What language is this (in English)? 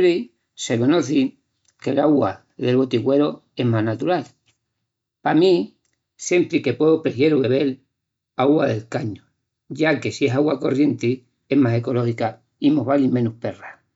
Extremaduran